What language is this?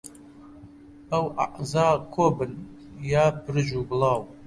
Central Kurdish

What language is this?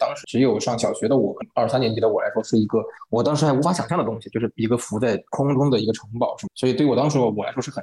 Chinese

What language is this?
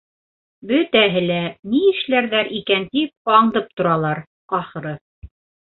Bashkir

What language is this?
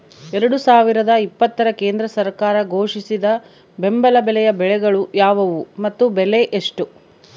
Kannada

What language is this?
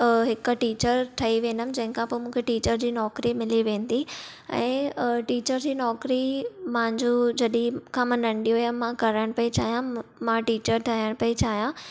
Sindhi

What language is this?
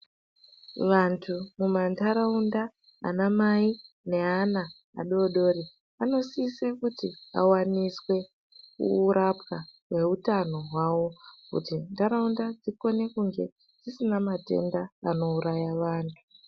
Ndau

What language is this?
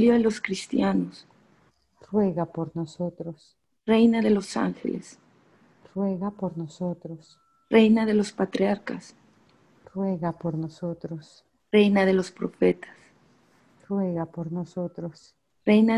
Spanish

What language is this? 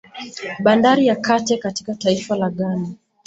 Swahili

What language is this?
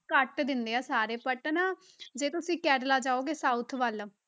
Punjabi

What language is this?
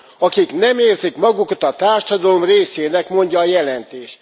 Hungarian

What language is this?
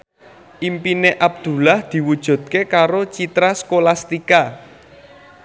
Javanese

